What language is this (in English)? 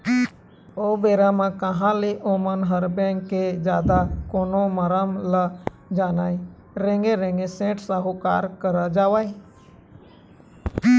Chhattisgarhi